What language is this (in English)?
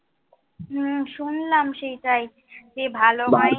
Bangla